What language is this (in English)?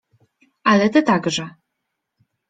Polish